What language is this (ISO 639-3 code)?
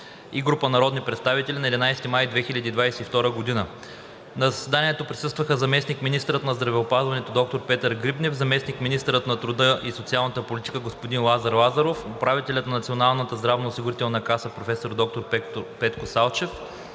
bul